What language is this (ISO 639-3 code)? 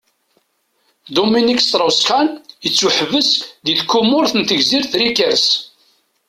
kab